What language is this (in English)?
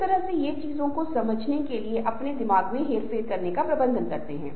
Hindi